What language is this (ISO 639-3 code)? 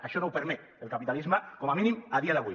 cat